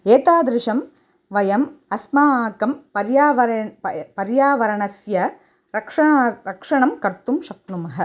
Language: Sanskrit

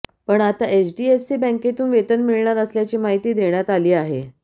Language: Marathi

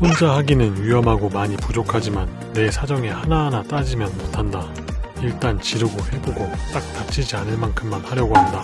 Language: Korean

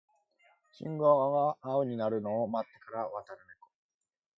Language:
Japanese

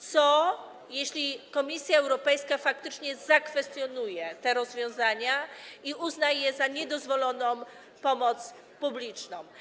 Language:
Polish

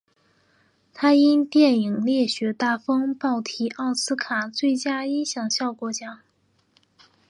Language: Chinese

